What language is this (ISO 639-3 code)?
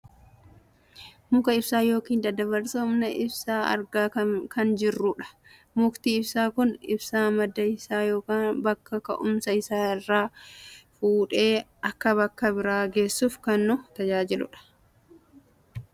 orm